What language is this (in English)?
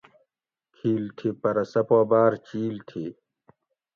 Gawri